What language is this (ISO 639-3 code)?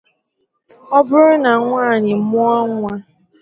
ibo